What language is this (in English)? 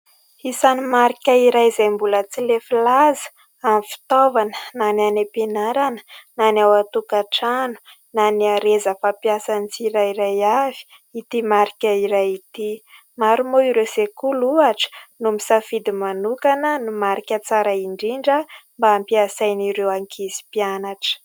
Malagasy